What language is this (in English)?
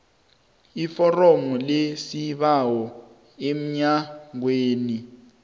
South Ndebele